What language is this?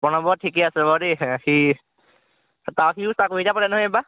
Assamese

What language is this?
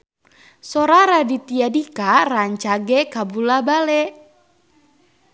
Sundanese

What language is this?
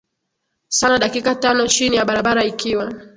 Swahili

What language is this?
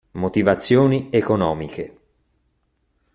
Italian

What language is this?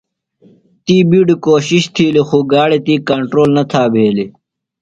Phalura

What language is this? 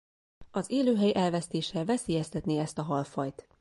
Hungarian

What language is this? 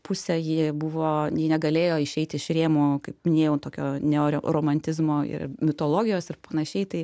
Lithuanian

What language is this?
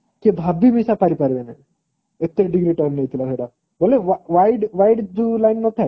Odia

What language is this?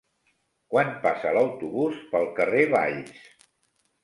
Catalan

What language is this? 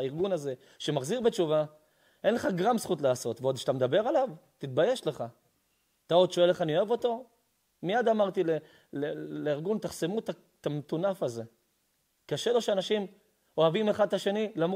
Hebrew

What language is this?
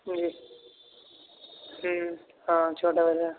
Urdu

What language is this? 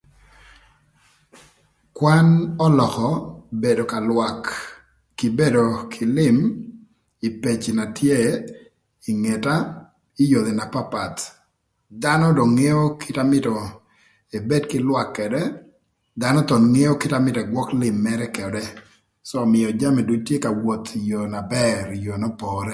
Thur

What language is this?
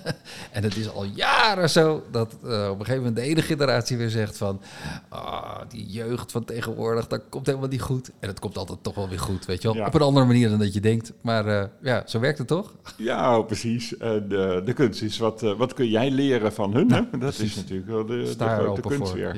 Dutch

